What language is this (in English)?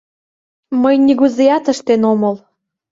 Mari